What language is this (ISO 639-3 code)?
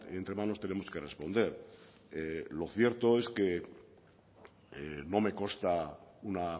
spa